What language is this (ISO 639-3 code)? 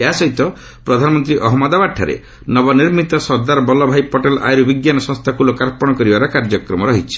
ori